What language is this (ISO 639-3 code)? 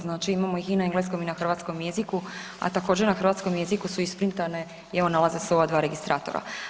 hrv